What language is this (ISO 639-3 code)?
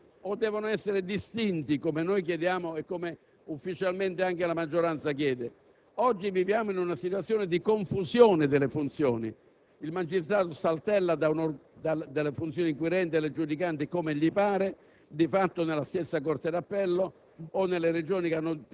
ita